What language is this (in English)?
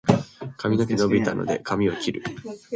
Japanese